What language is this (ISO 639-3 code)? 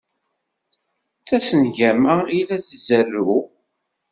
kab